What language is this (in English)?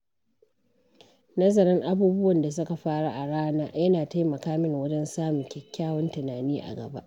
Hausa